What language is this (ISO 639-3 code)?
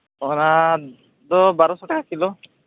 sat